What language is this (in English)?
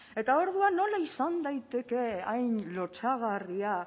Basque